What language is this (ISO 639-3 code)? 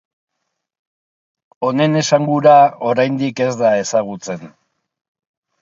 eus